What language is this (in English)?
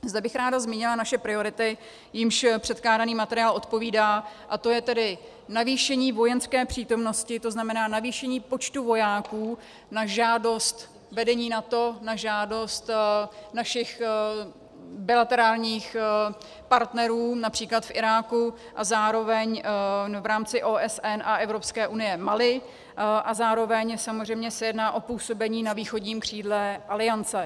Czech